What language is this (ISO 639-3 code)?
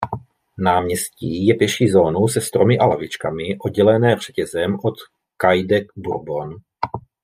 ces